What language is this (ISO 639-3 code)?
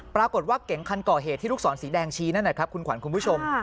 tha